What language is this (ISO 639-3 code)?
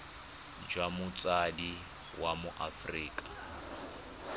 tsn